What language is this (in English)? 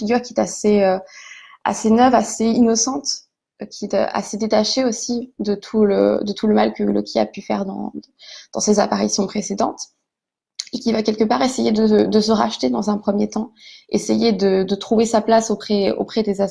French